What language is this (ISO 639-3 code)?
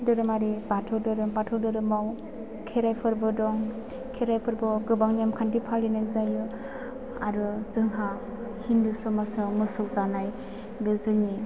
brx